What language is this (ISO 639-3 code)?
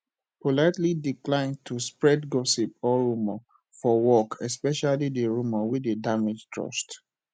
pcm